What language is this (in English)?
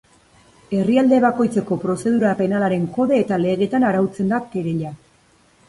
Basque